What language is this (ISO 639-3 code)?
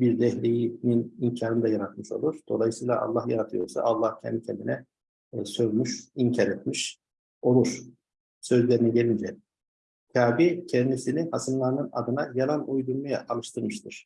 tur